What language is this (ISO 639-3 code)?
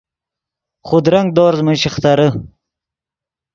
ydg